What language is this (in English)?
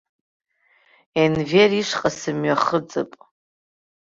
Abkhazian